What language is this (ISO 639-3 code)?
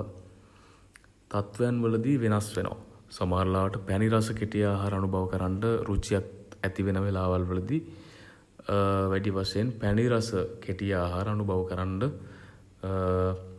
sin